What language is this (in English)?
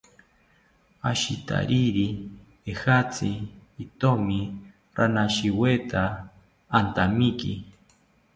South Ucayali Ashéninka